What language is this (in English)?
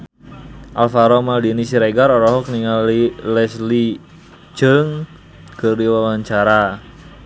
Sundanese